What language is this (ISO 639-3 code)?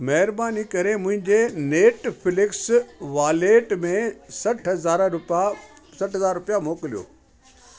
snd